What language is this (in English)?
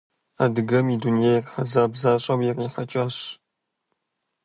Kabardian